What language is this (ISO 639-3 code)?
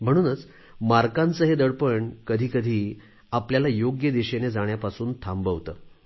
mar